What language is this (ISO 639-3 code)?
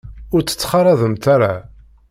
kab